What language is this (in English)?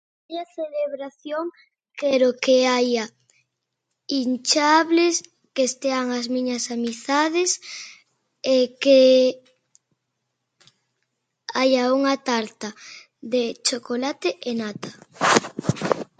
Galician